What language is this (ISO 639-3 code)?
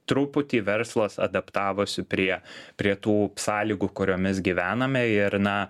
lit